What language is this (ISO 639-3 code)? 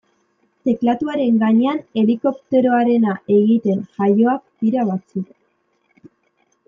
eus